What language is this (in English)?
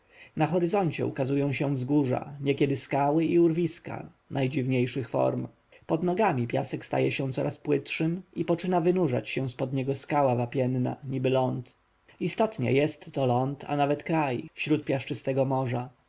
Polish